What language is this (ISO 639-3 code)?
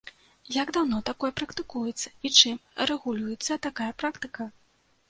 bel